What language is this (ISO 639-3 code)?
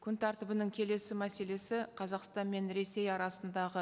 kaz